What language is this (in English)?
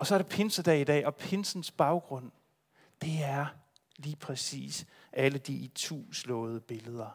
Danish